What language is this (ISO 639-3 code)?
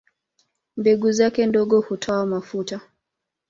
swa